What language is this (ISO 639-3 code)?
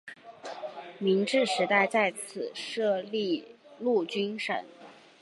zho